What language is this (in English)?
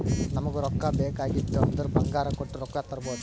Kannada